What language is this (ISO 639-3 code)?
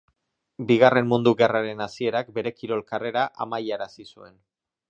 eus